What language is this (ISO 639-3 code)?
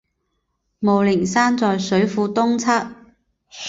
zho